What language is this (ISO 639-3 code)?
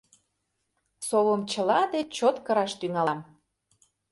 chm